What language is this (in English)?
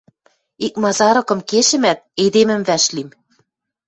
Western Mari